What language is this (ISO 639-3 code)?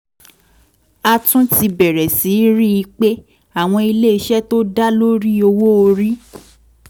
yor